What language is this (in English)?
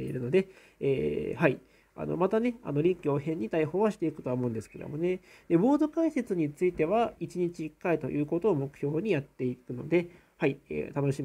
Japanese